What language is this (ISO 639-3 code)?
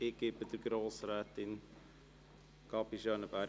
gsw